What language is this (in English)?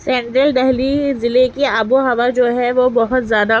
Urdu